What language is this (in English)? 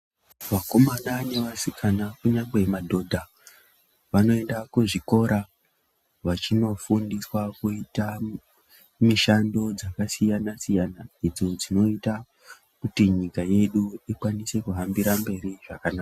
Ndau